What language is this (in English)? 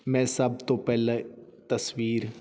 Punjabi